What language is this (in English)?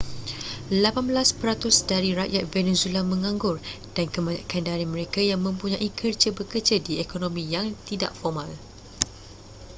Malay